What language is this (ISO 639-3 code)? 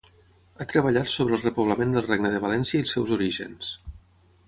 cat